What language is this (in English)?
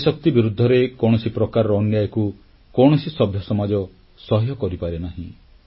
Odia